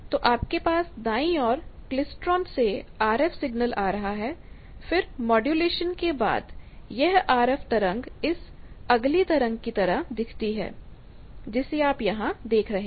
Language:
Hindi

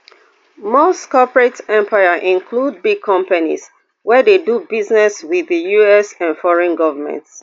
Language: Nigerian Pidgin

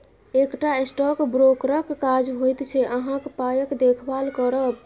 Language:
Maithili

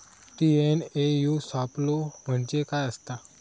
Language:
Marathi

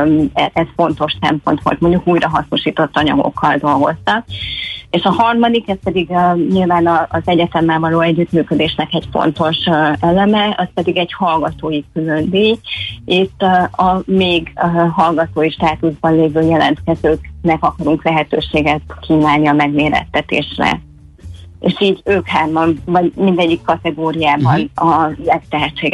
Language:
Hungarian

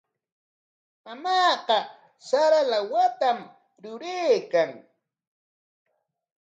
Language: Corongo Ancash Quechua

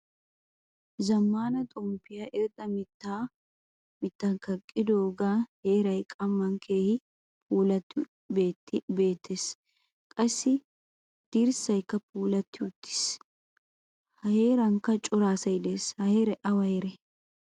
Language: Wolaytta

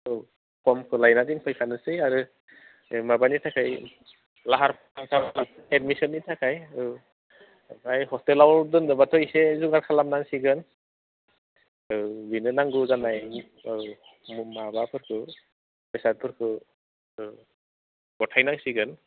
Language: Bodo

